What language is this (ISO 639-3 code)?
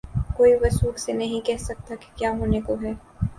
urd